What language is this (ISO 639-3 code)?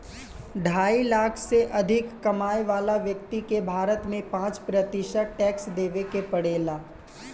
bho